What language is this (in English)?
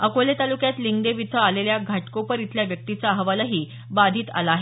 Marathi